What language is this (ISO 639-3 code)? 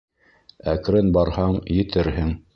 bak